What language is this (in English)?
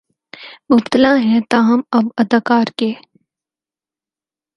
Urdu